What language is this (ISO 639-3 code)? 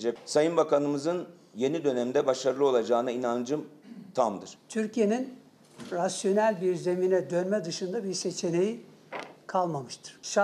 tur